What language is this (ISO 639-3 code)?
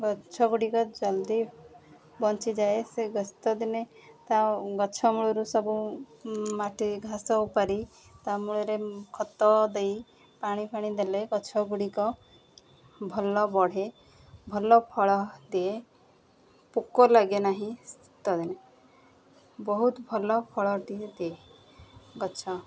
ori